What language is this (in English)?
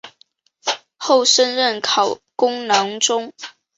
Chinese